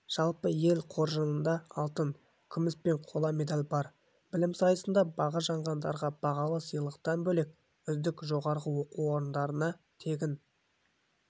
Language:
Kazakh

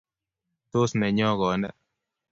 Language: Kalenjin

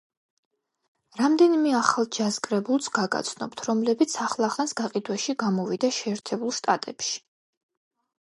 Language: Georgian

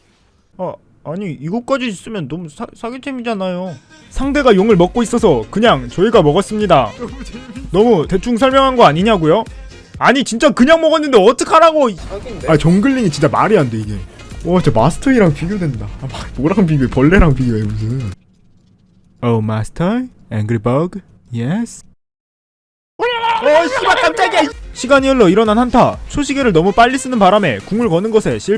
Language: Korean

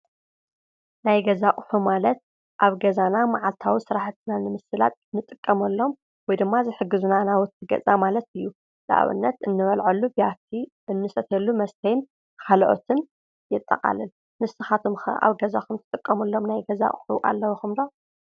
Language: Tigrinya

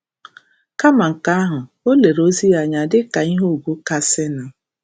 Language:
Igbo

